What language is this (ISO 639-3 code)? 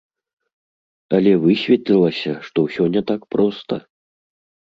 bel